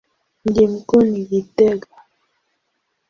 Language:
Swahili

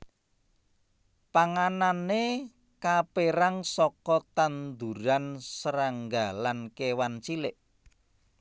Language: Javanese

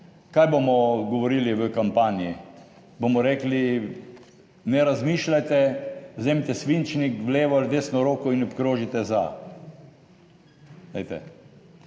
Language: Slovenian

